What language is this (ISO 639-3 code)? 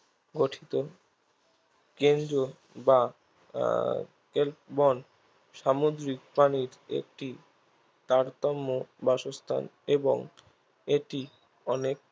ben